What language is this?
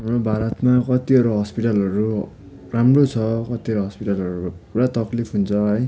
Nepali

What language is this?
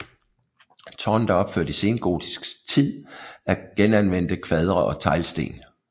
Danish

